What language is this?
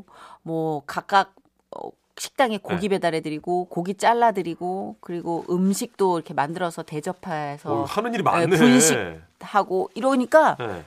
Korean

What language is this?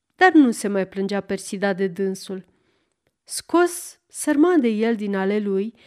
Romanian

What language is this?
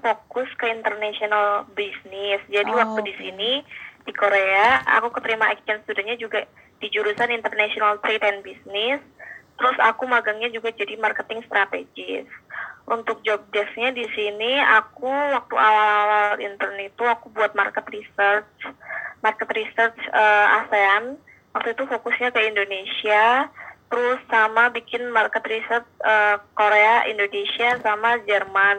Indonesian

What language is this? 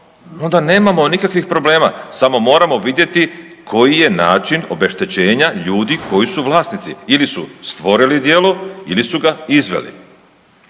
Croatian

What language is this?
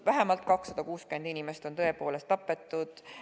Estonian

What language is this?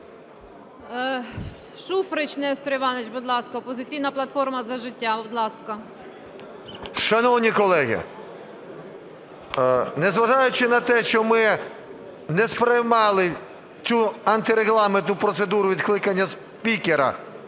Ukrainian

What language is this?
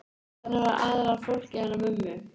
Icelandic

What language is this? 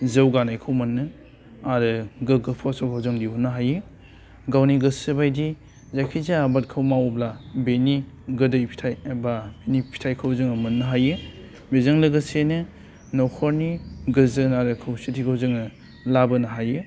Bodo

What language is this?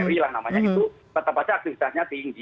Indonesian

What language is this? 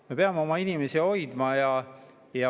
Estonian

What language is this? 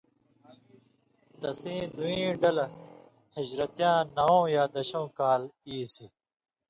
Indus Kohistani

